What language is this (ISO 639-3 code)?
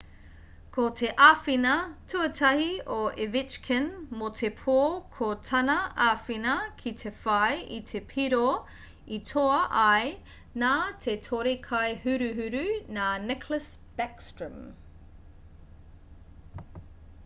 mri